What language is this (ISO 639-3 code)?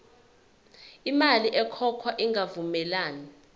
zul